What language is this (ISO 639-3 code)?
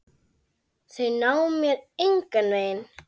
isl